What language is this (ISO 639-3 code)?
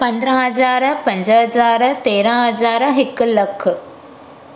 snd